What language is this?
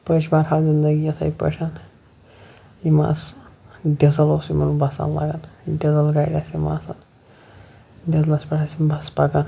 Kashmiri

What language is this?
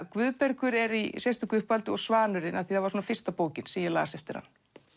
Icelandic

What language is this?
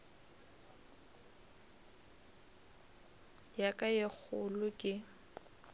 Northern Sotho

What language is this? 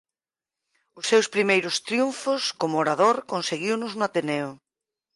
Galician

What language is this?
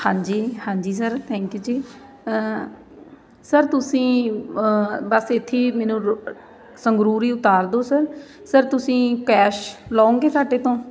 Punjabi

